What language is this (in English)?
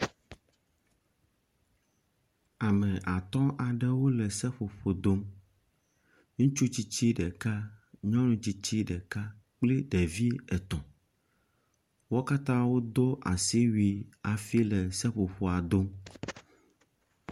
Ewe